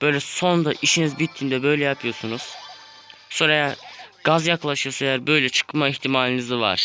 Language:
Turkish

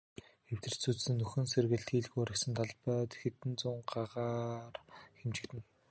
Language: Mongolian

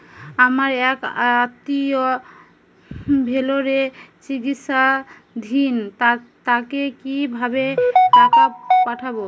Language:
Bangla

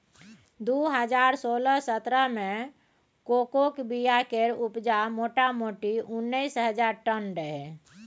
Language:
Maithili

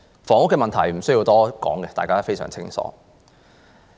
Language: Cantonese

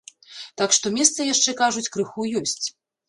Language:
Belarusian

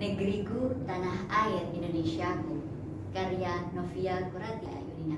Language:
Indonesian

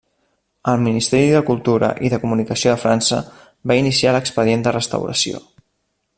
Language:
Catalan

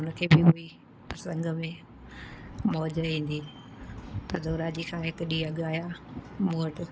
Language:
Sindhi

